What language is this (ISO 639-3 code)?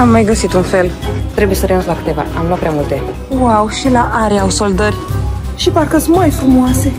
ron